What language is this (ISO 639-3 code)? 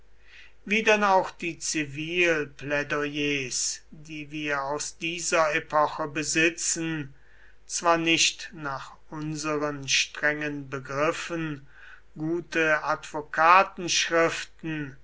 deu